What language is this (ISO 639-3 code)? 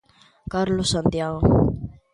glg